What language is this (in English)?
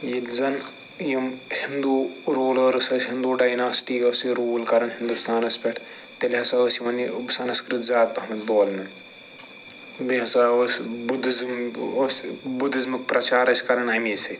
Kashmiri